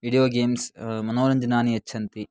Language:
Sanskrit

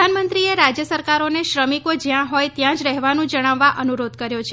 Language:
Gujarati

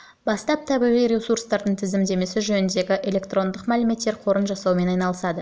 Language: Kazakh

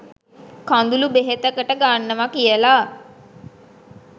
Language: Sinhala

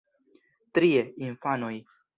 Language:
Esperanto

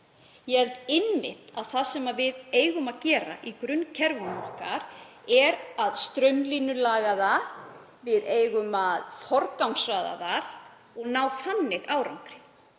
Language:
Icelandic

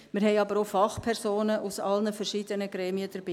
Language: Swiss German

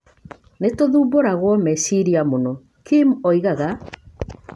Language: Kikuyu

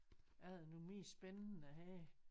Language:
Danish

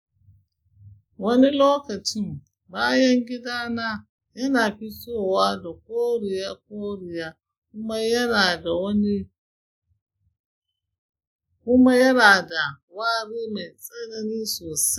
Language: Hausa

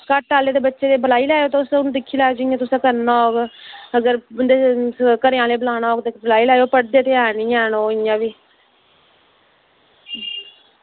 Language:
Dogri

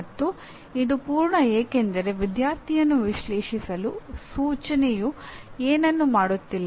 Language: Kannada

